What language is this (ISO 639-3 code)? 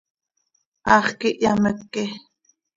sei